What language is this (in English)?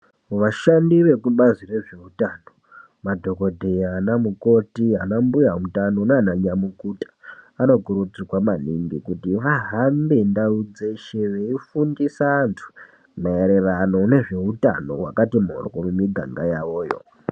Ndau